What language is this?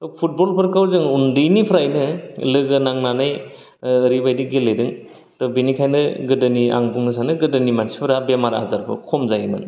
Bodo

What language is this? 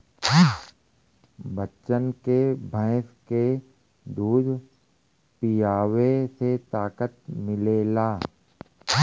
Bhojpuri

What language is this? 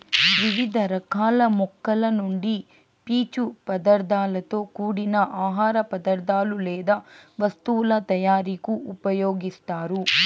Telugu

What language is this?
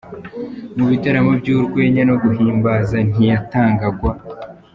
Kinyarwanda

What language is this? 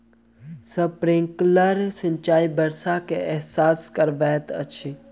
Maithili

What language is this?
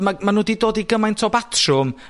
Welsh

